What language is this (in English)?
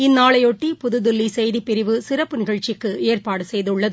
Tamil